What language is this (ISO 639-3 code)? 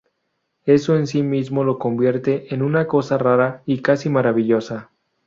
spa